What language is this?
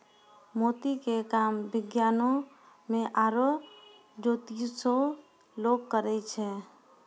Maithili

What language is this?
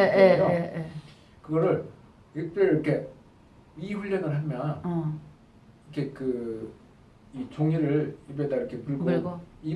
Korean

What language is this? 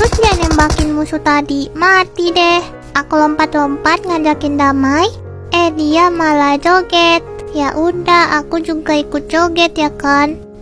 Indonesian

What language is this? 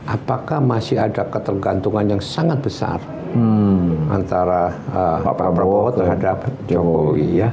Indonesian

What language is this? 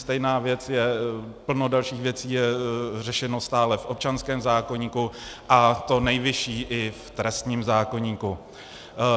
Czech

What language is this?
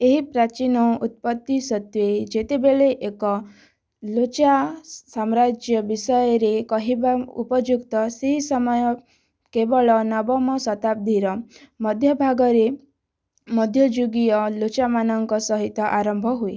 Odia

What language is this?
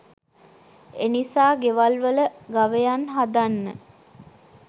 Sinhala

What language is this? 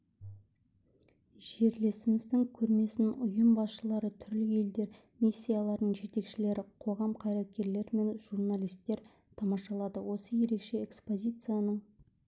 Kazakh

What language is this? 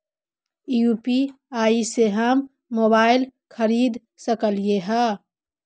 Magahi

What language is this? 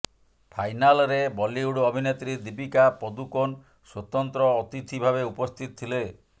Odia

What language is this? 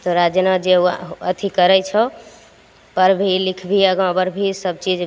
Maithili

